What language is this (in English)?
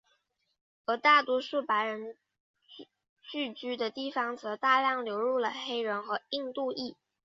Chinese